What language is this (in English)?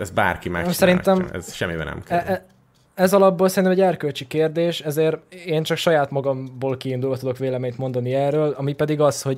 Hungarian